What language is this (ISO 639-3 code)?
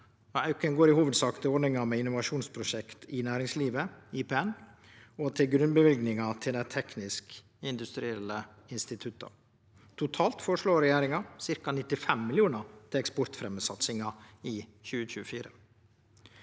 nor